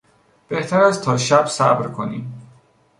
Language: Persian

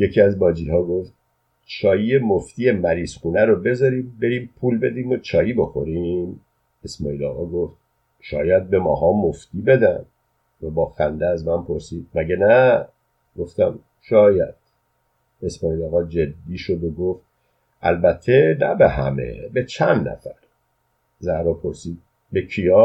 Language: Persian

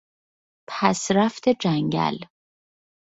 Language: Persian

